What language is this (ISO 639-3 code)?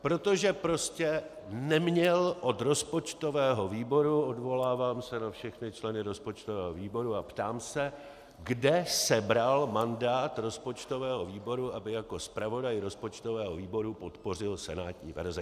ces